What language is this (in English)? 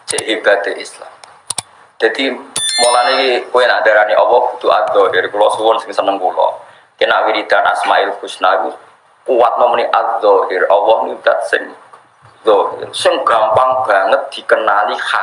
Indonesian